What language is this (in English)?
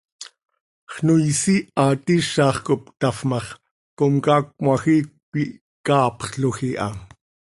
Seri